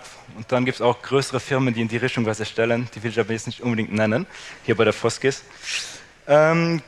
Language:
German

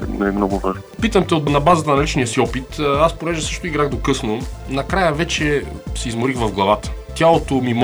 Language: Bulgarian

